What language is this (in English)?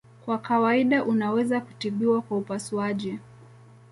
Swahili